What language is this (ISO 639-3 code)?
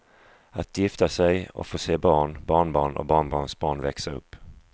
swe